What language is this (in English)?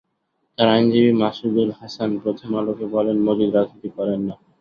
Bangla